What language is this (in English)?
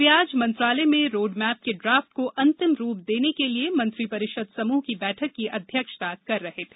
Hindi